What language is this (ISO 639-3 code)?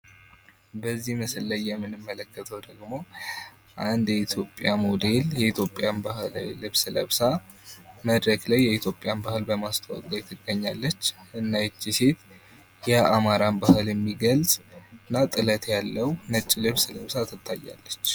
amh